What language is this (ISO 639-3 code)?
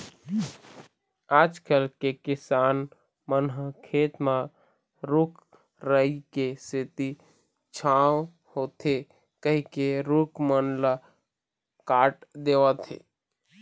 hne